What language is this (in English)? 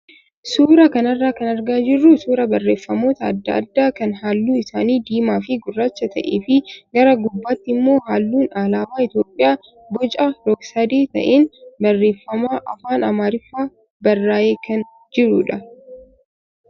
Oromo